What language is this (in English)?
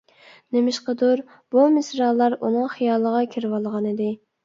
Uyghur